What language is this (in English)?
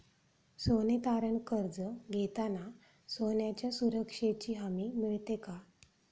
Marathi